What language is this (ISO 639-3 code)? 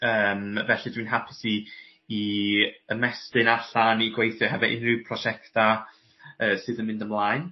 cym